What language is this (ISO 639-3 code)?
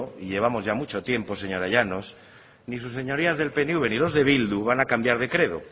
spa